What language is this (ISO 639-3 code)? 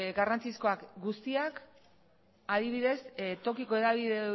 eus